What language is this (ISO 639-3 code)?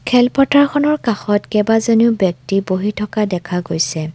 asm